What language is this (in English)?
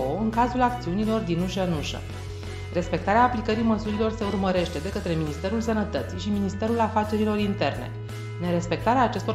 Romanian